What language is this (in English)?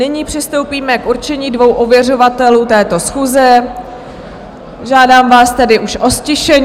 Czech